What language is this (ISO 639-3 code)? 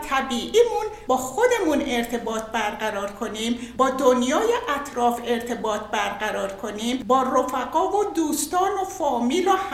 fas